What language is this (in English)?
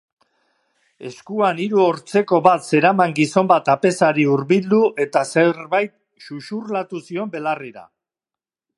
Basque